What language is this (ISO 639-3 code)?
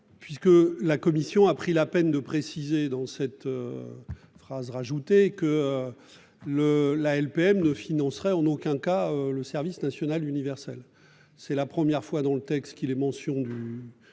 fra